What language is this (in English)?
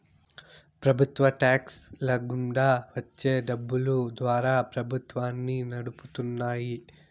Telugu